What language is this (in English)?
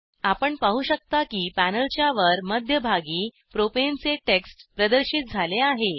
Marathi